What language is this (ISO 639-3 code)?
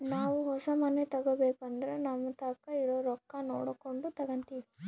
kan